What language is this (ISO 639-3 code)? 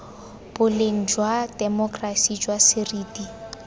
tsn